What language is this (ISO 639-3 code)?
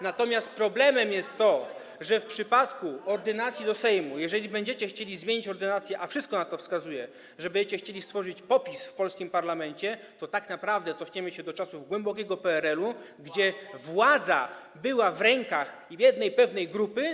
pol